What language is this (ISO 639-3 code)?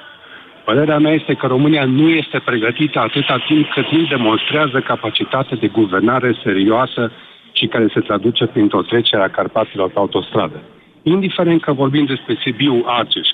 ron